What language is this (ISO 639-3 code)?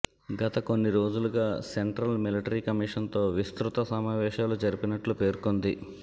tel